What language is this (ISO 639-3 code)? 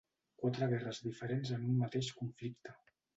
cat